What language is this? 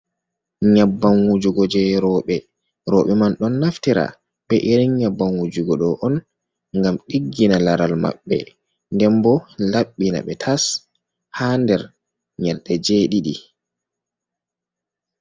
Fula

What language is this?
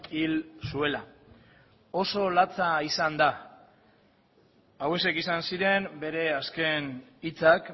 Basque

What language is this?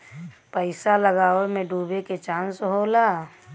Bhojpuri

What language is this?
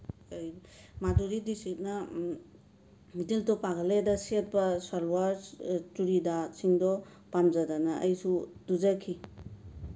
Manipuri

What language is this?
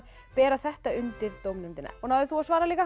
Icelandic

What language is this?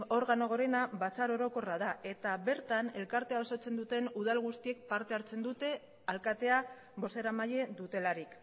Basque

